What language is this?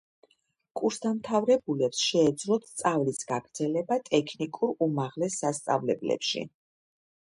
Georgian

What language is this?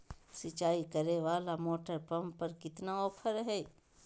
Magahi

